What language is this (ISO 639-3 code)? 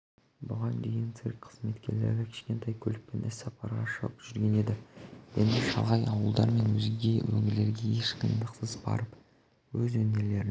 kaz